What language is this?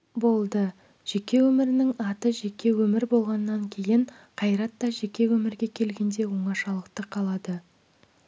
Kazakh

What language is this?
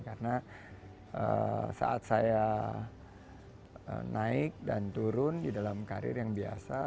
Indonesian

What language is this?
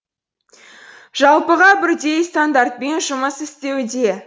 Kazakh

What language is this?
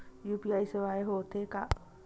Chhattisgarhi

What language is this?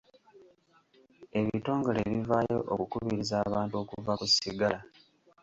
Ganda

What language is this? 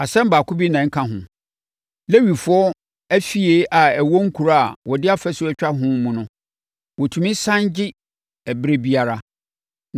Akan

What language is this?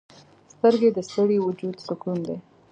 Pashto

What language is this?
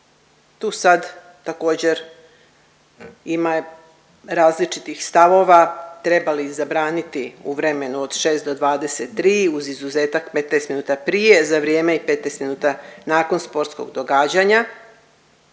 Croatian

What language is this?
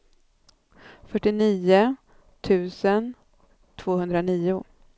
Swedish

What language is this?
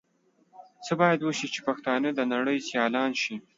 Pashto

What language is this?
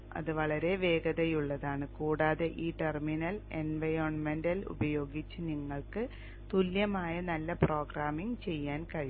Malayalam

